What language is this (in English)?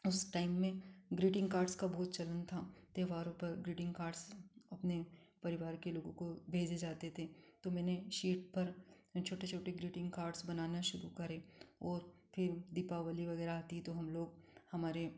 Hindi